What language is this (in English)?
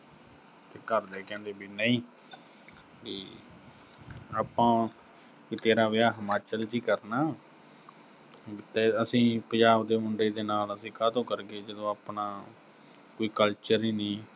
Punjabi